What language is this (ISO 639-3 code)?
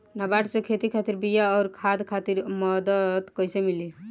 bho